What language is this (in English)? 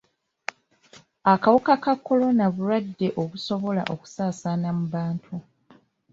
Ganda